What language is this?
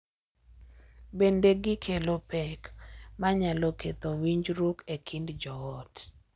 Luo (Kenya and Tanzania)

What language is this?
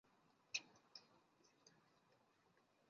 Chinese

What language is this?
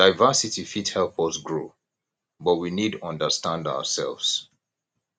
Nigerian Pidgin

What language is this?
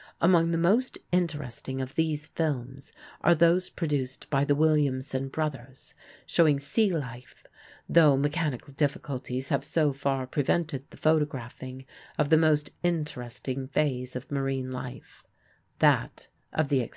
English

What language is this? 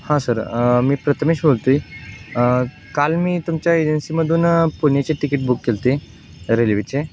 Marathi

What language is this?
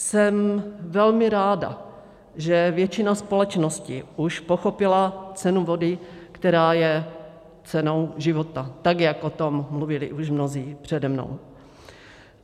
Czech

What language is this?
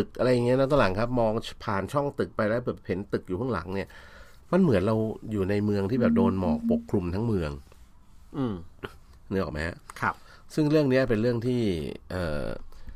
Thai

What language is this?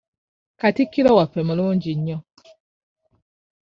Ganda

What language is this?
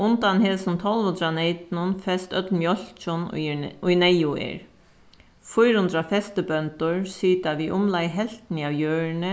Faroese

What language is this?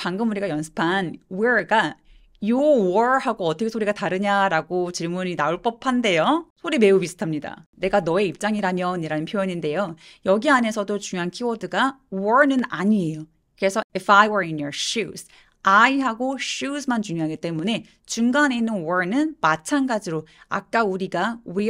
Korean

